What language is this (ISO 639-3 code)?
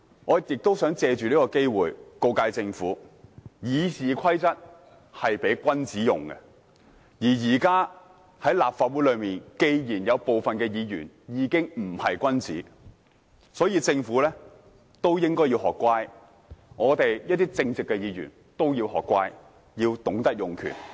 yue